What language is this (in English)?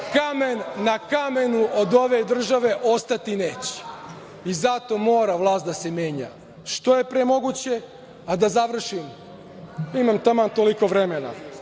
Serbian